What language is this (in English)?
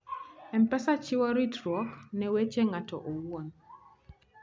Luo (Kenya and Tanzania)